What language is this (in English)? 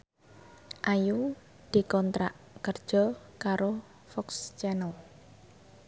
Javanese